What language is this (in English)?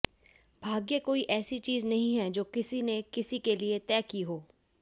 Hindi